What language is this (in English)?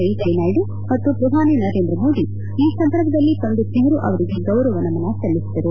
Kannada